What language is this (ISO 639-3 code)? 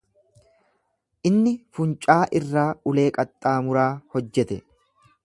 orm